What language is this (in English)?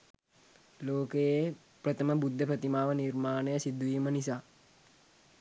Sinhala